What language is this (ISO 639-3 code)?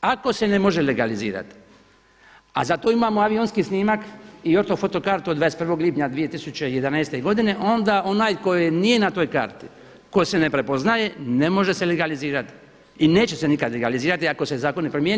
hrv